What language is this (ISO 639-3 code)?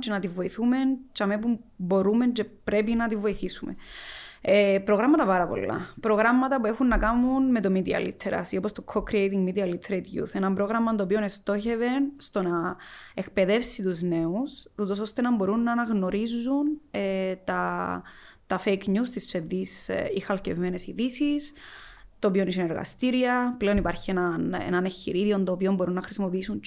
ell